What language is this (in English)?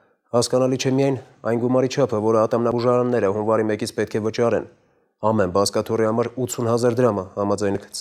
Romanian